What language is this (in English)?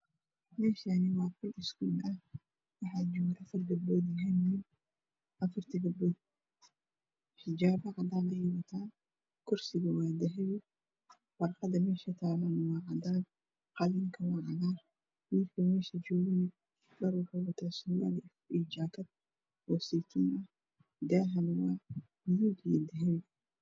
Somali